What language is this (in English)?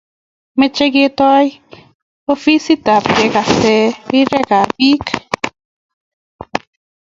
Kalenjin